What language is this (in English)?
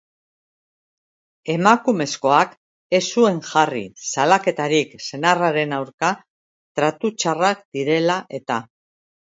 Basque